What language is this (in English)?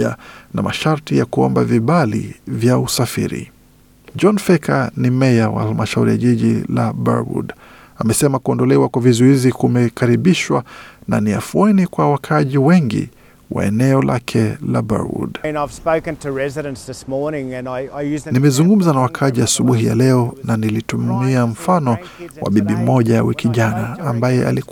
Swahili